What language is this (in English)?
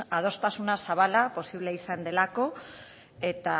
Basque